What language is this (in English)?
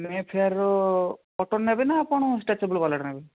Odia